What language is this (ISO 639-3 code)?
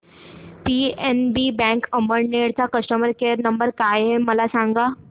mar